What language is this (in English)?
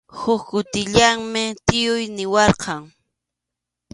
Arequipa-La Unión Quechua